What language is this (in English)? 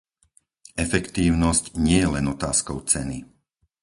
Slovak